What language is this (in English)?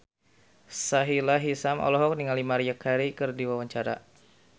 Sundanese